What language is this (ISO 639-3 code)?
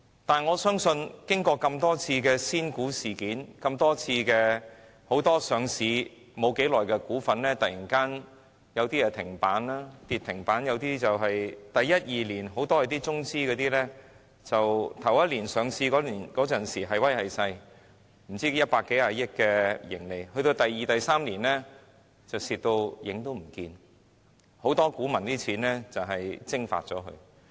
yue